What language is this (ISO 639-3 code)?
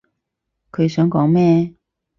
yue